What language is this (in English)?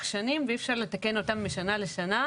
Hebrew